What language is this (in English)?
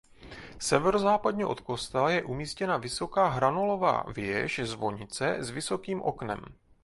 Czech